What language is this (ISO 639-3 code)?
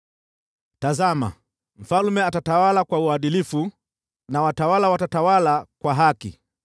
swa